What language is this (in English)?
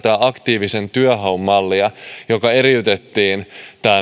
Finnish